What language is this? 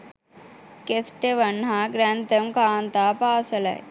Sinhala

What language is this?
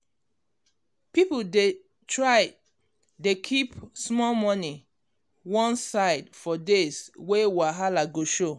Nigerian Pidgin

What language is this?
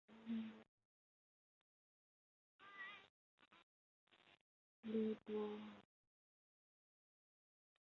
Chinese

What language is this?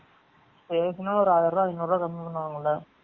Tamil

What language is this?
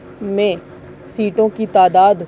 Urdu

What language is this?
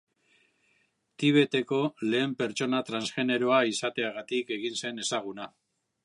Basque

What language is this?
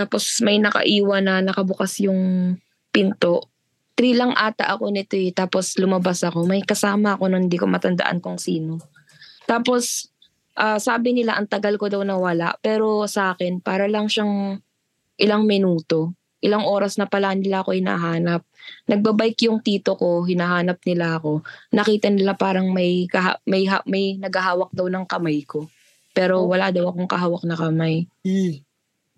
Filipino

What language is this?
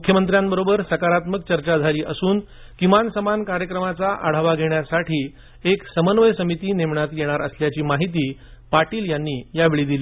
Marathi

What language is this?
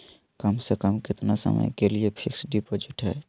Magahi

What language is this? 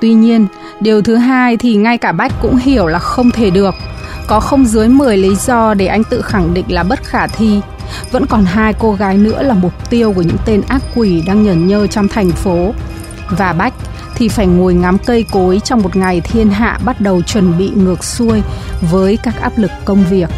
Vietnamese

